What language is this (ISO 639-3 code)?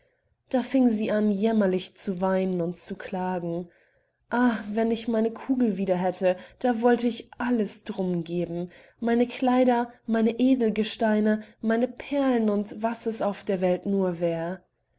deu